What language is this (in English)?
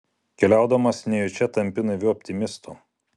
Lithuanian